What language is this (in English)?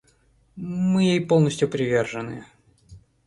Russian